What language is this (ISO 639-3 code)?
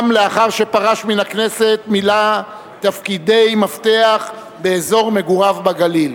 heb